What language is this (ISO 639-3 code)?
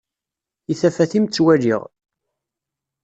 kab